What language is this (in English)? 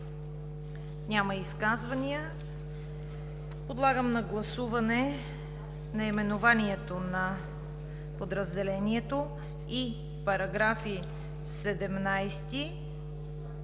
Bulgarian